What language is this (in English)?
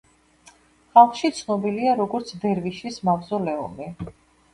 Georgian